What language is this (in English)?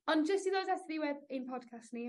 Welsh